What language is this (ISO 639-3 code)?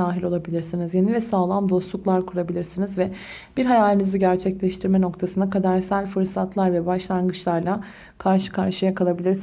tur